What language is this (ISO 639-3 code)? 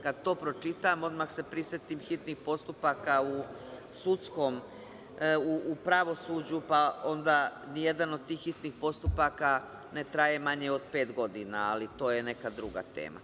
srp